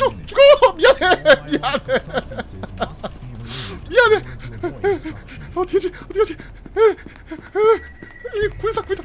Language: Korean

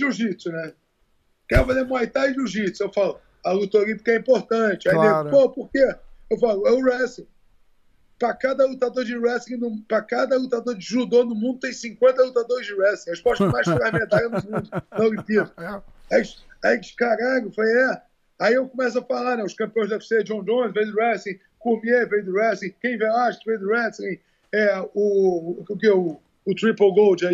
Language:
Portuguese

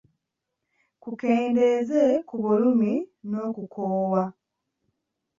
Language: Ganda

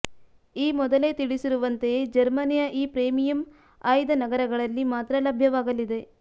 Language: Kannada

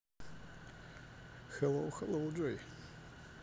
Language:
Russian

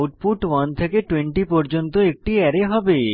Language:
Bangla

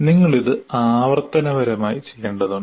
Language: Malayalam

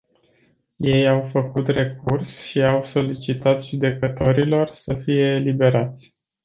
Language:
Romanian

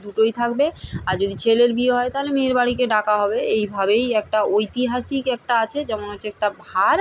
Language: Bangla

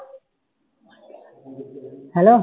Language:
Punjabi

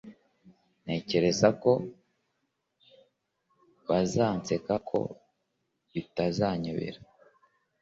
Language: Kinyarwanda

